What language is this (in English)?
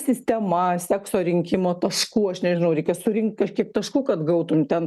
Lithuanian